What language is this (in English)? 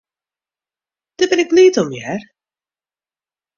Western Frisian